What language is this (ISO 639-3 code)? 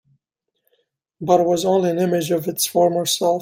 eng